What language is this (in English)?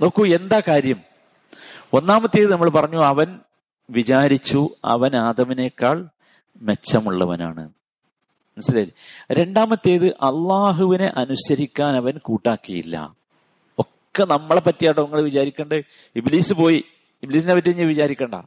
Malayalam